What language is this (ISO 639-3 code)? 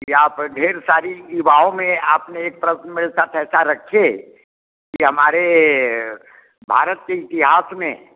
hin